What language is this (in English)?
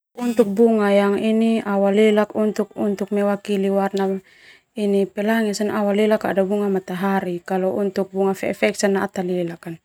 Termanu